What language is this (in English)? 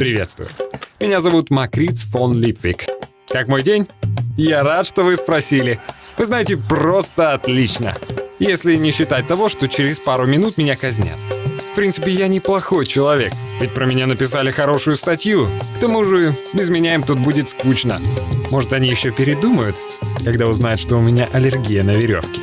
Russian